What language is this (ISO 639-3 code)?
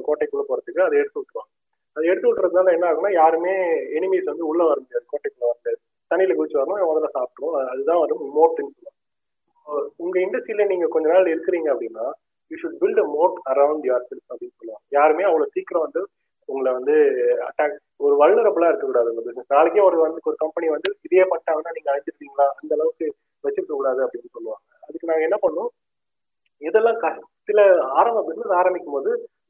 tam